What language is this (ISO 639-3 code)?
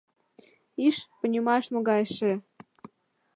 chm